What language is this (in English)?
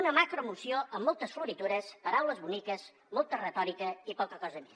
Catalan